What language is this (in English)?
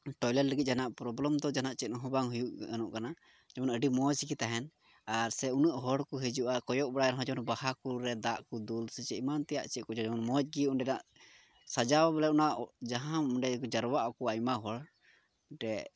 Santali